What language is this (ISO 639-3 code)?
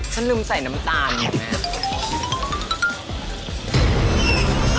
tha